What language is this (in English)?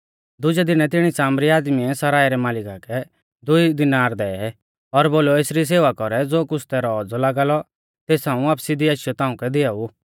Mahasu Pahari